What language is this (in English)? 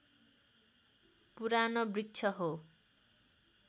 Nepali